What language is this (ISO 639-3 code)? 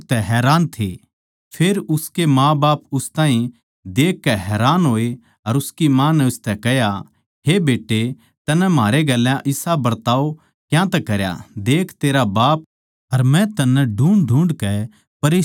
bgc